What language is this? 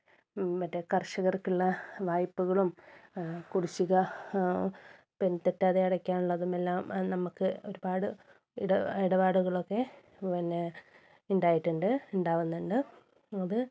Malayalam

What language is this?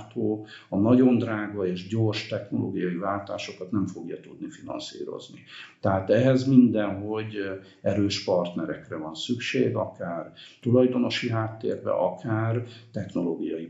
Hungarian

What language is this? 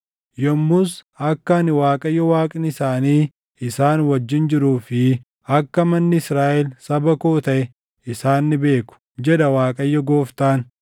Oromo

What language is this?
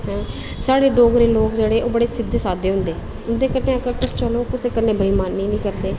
Dogri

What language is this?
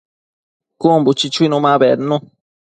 Matsés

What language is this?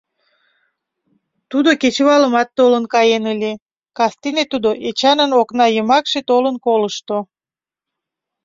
Mari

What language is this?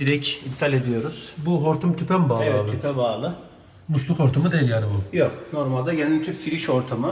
Turkish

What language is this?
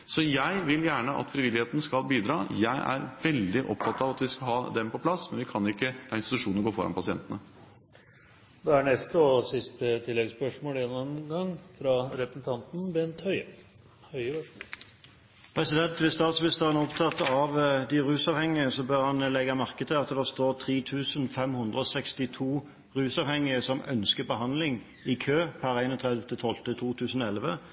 Norwegian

